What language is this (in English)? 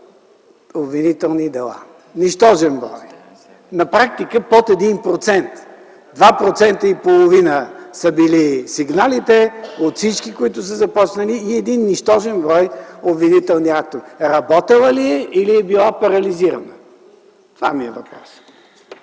Bulgarian